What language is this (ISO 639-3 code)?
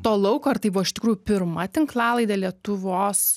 lit